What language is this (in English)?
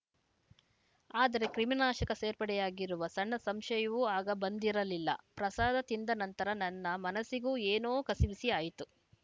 Kannada